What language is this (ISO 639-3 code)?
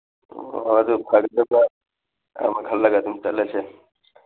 mni